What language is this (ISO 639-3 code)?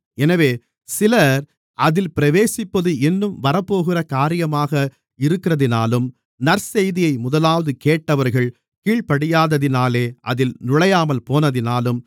tam